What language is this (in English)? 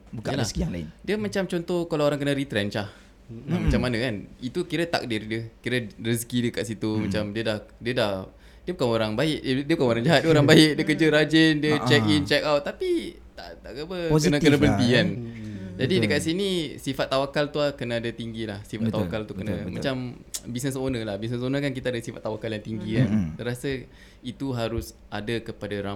Malay